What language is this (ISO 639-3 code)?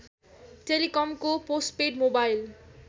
nep